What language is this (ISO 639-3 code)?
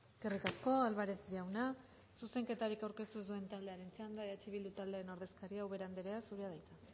eus